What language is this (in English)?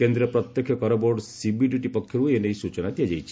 Odia